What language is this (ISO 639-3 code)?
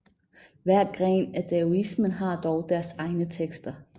dan